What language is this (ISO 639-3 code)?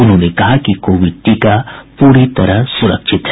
hin